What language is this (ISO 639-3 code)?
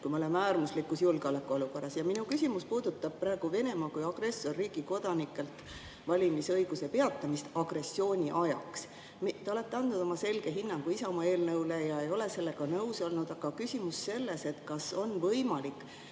est